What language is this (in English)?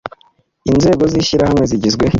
Kinyarwanda